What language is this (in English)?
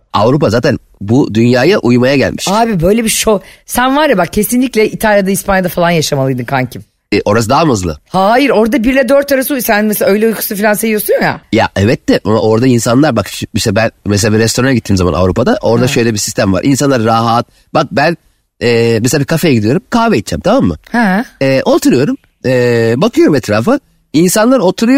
Turkish